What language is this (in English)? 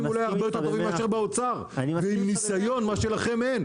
Hebrew